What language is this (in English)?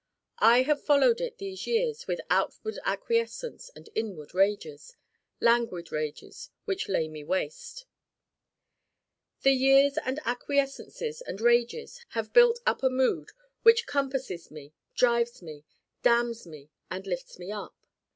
English